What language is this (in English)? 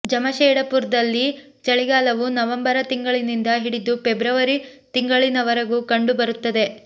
Kannada